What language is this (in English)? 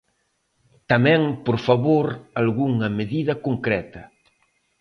Galician